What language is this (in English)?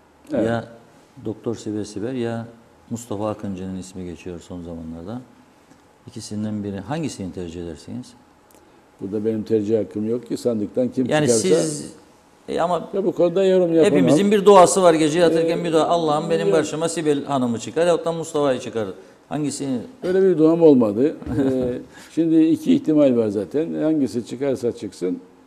Turkish